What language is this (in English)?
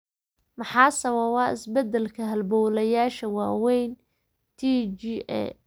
Somali